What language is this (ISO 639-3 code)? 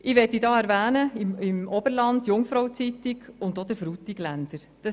gsw